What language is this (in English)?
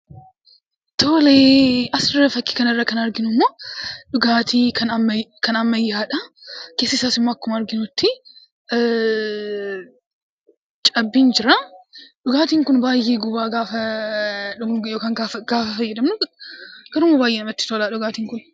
Oromo